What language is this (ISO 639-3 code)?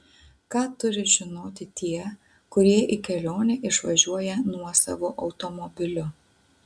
lit